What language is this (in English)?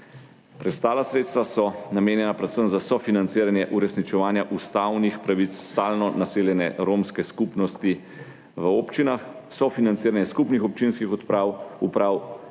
Slovenian